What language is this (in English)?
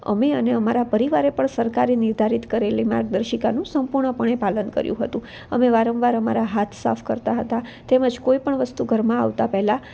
Gujarati